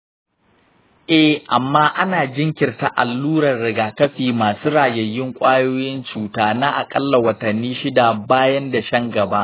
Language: Hausa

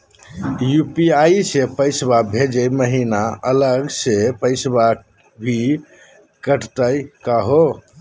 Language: Magahi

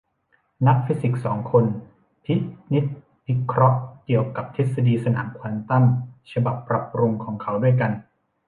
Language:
Thai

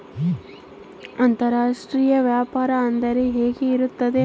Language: Kannada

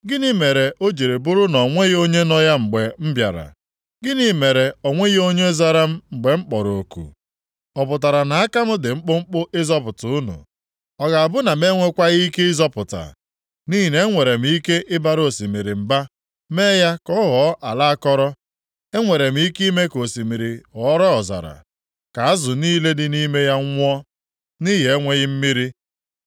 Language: Igbo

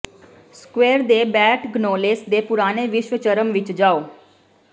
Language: Punjabi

